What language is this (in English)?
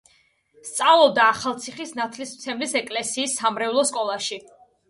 Georgian